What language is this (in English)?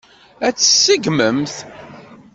Kabyle